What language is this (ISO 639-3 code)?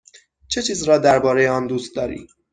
fas